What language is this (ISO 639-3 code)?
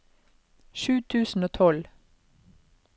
nor